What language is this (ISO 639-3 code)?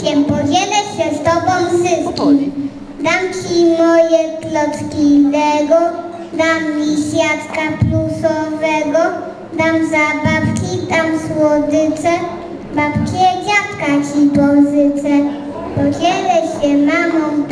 pol